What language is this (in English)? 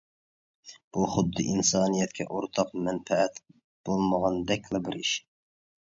Uyghur